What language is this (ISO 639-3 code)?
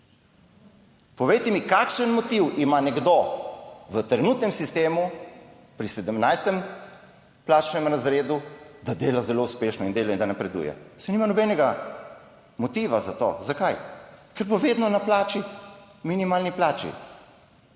slv